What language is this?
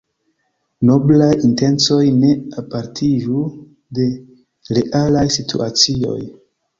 Esperanto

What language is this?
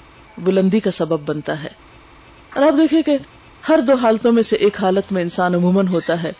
Urdu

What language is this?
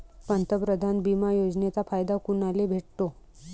Marathi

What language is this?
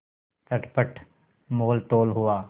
Hindi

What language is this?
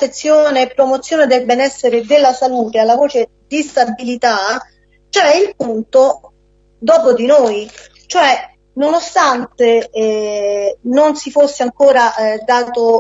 Italian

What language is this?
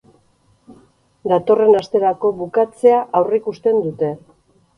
Basque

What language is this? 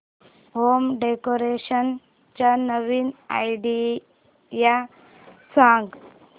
Marathi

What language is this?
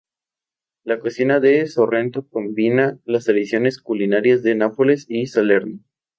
Spanish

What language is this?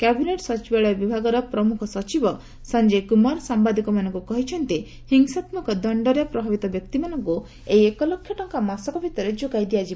Odia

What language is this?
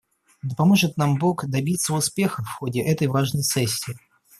Russian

